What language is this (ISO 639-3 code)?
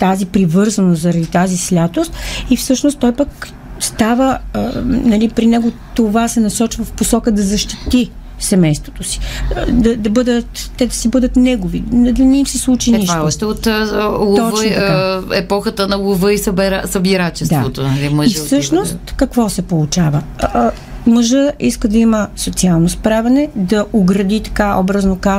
bul